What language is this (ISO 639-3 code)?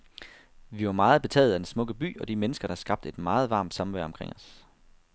dan